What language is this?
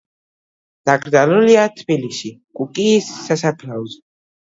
Georgian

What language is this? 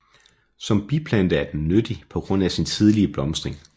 Danish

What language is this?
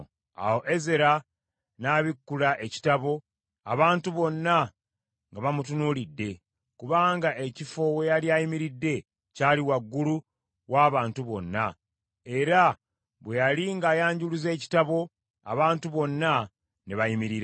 Ganda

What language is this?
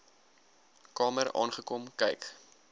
Afrikaans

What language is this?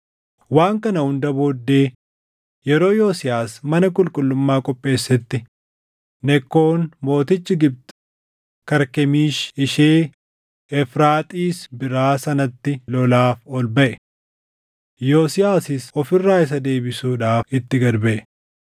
Oromo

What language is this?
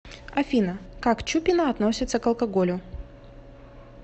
Russian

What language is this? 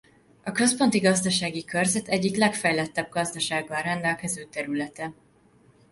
Hungarian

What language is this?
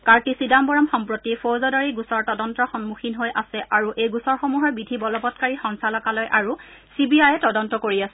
Assamese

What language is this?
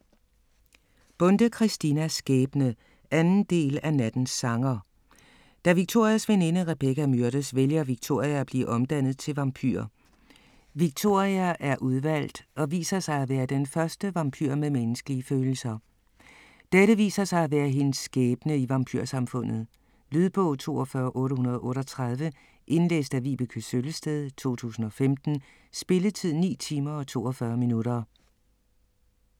Danish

